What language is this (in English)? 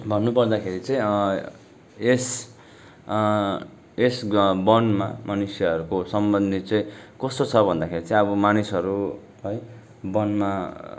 Nepali